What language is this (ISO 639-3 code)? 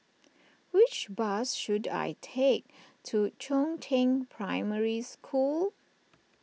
eng